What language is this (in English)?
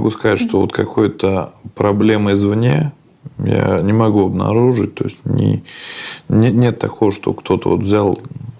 Russian